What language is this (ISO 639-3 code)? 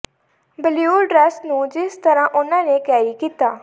pan